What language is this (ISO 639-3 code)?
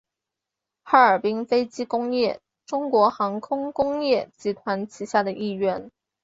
zho